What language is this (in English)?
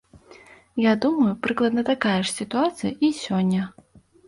Belarusian